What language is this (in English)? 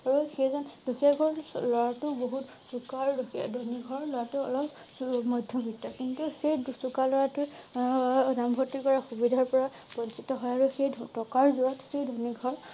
Assamese